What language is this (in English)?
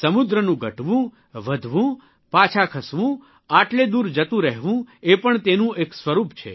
Gujarati